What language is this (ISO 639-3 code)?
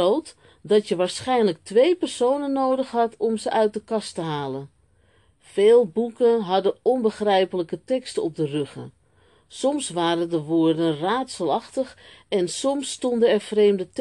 nld